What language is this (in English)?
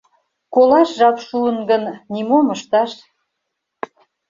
Mari